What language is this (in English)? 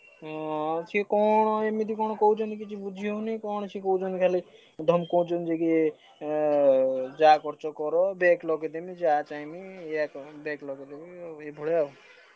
Odia